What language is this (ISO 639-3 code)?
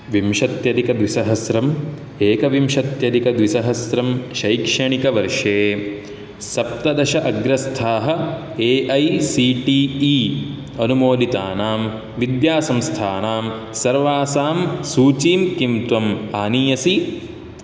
san